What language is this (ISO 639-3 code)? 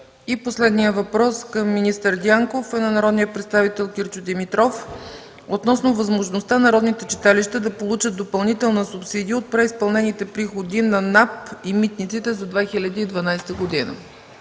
bul